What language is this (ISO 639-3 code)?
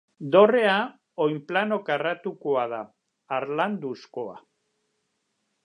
eus